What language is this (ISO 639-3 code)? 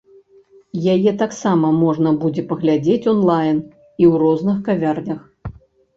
bel